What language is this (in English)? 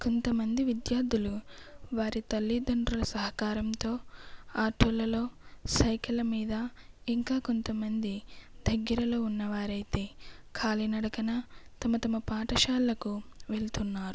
Telugu